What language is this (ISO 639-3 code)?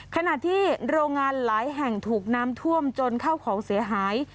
tha